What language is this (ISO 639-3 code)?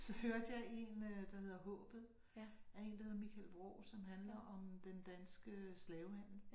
dan